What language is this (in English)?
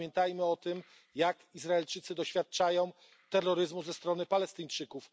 Polish